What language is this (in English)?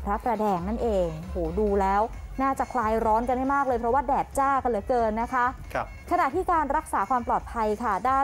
Thai